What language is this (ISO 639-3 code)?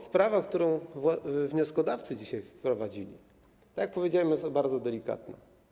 pol